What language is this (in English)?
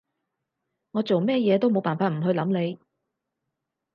Cantonese